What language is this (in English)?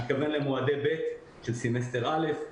Hebrew